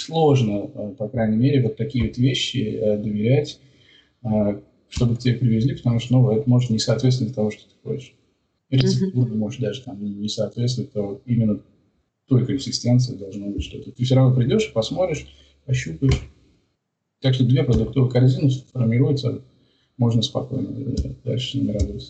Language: Russian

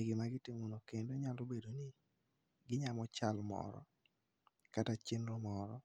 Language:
Luo (Kenya and Tanzania)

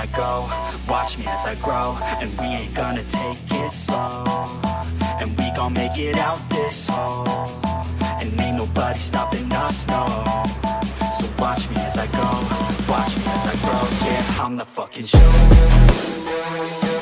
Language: English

